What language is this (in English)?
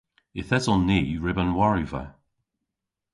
Cornish